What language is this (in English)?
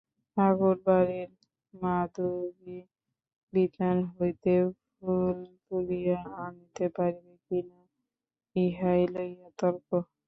Bangla